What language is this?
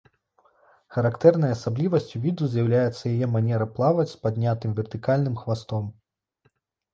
Belarusian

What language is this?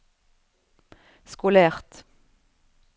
Norwegian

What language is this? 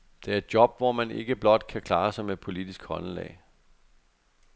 Danish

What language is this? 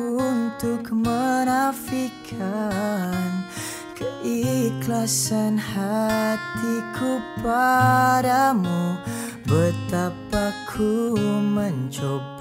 Malay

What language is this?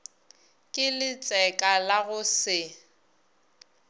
Northern Sotho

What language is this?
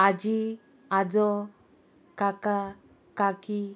Konkani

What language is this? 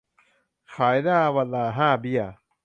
Thai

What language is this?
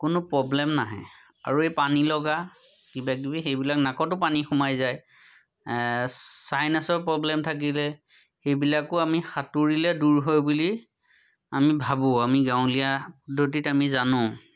Assamese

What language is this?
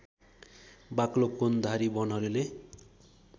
Nepali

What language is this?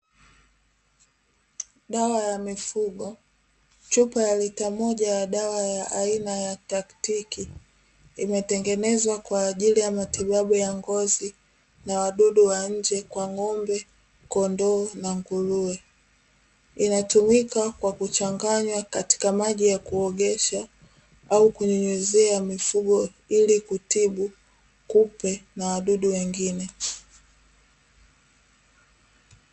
Swahili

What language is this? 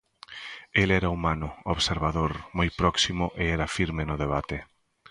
Galician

